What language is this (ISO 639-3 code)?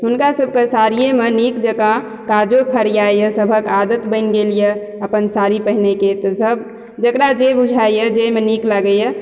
mai